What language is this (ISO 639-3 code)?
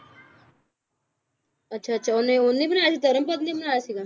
pan